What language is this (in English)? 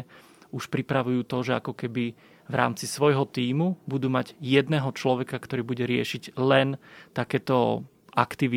Slovak